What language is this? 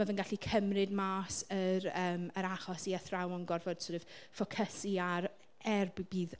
Welsh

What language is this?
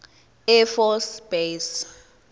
Zulu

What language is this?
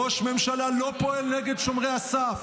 Hebrew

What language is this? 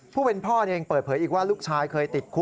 Thai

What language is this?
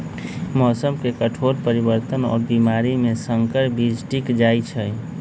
Magahi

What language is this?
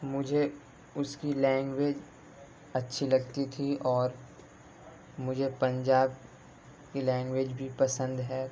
Urdu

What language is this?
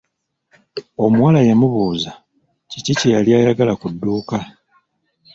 Ganda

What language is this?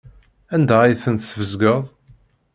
Kabyle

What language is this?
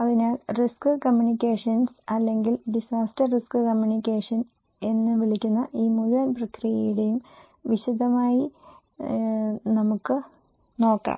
Malayalam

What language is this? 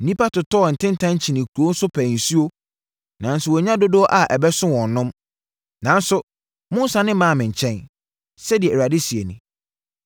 Akan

